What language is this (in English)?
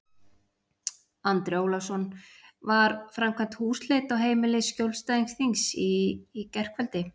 Icelandic